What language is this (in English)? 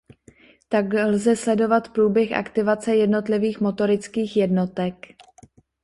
Czech